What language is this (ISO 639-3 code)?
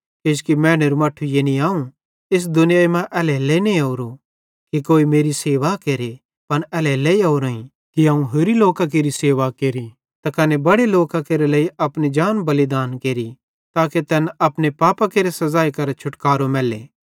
bhd